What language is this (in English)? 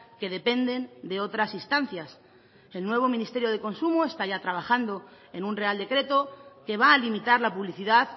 Spanish